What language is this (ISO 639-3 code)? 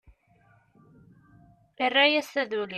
kab